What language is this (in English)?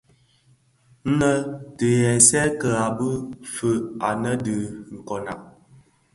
Bafia